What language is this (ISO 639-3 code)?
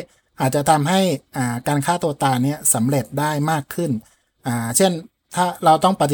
tha